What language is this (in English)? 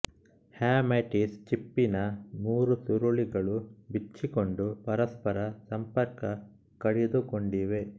Kannada